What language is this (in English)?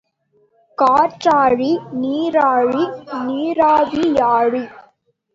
Tamil